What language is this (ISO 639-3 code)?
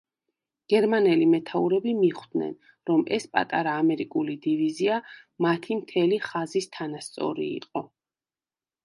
kat